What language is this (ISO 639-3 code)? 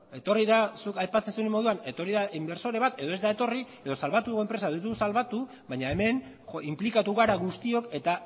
eus